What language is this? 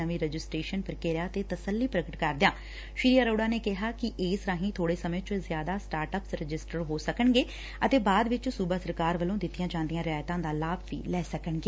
Punjabi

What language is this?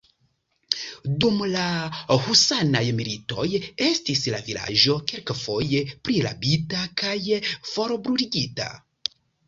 Esperanto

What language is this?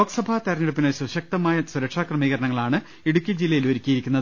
Malayalam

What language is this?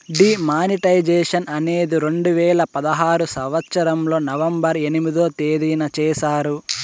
Telugu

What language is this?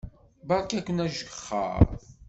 Kabyle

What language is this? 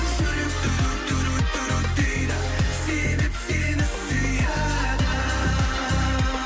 Kazakh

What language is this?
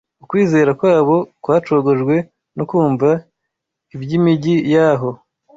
Kinyarwanda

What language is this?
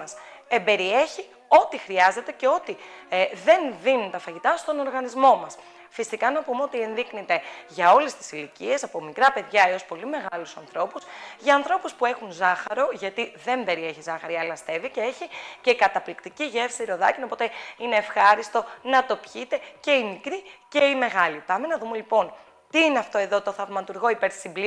Greek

